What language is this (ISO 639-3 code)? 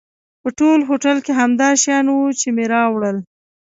pus